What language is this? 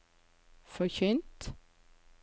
Norwegian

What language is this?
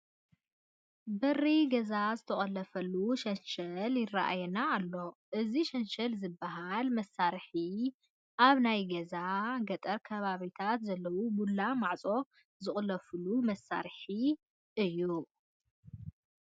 Tigrinya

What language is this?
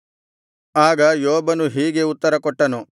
Kannada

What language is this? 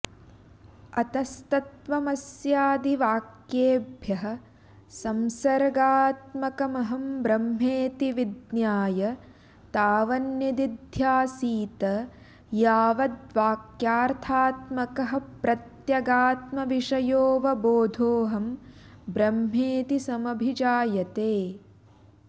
Sanskrit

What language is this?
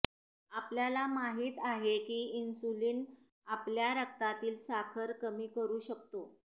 Marathi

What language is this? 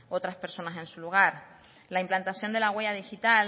Spanish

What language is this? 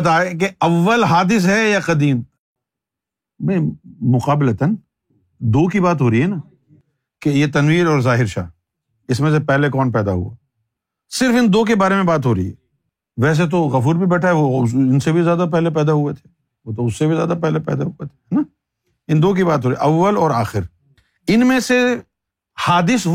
Urdu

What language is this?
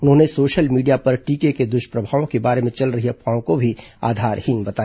Hindi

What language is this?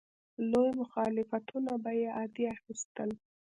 Pashto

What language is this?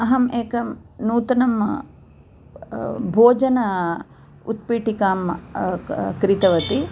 Sanskrit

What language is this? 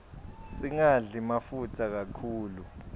Swati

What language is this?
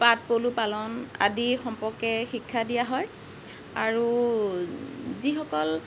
Assamese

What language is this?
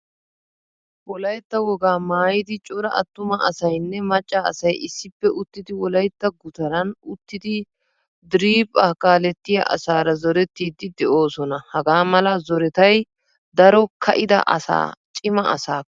Wolaytta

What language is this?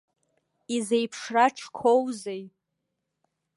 Abkhazian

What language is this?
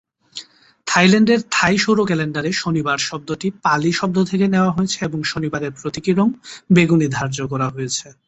Bangla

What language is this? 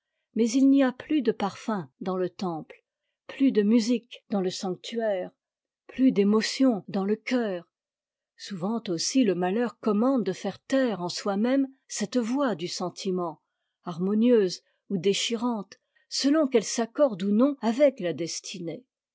French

